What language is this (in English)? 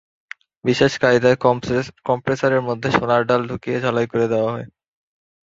Bangla